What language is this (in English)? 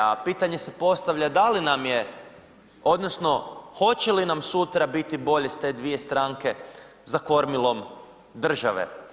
Croatian